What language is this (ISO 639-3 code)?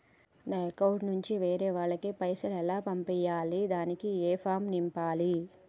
tel